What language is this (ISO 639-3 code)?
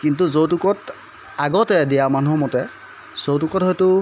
asm